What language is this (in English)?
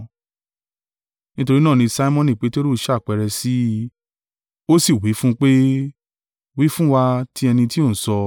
Yoruba